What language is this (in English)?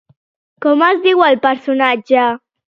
Catalan